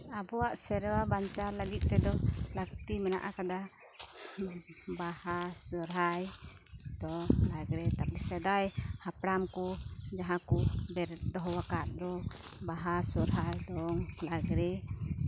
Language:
Santali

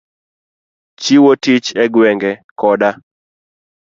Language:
Luo (Kenya and Tanzania)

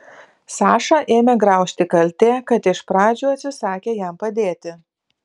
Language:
Lithuanian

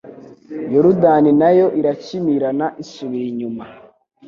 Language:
Kinyarwanda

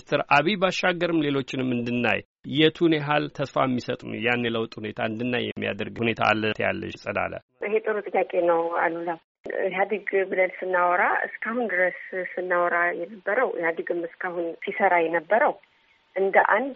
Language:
Amharic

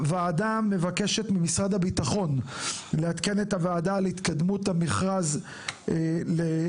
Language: Hebrew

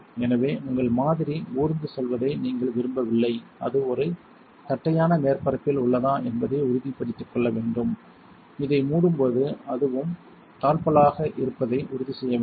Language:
Tamil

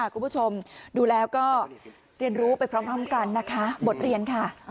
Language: Thai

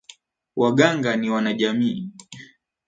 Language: Swahili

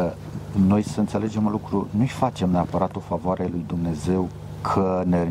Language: Romanian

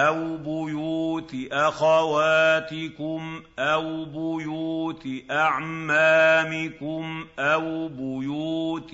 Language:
Arabic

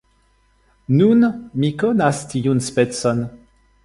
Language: Esperanto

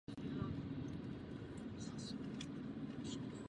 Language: Czech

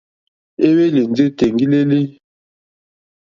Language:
Mokpwe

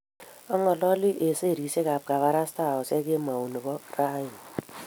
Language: Kalenjin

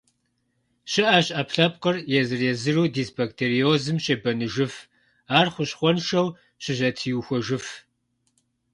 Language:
Kabardian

